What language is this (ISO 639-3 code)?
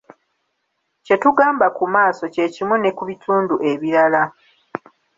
lug